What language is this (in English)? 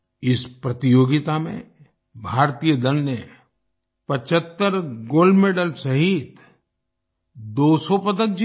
Hindi